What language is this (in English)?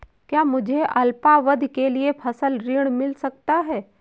Hindi